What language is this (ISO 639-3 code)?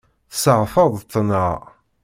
kab